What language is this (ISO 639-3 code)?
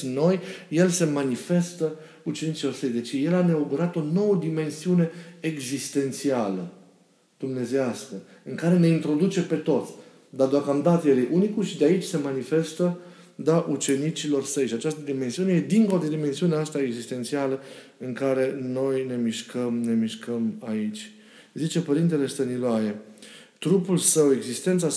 ron